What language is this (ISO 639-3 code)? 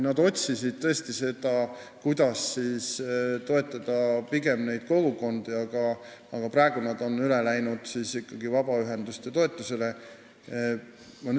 est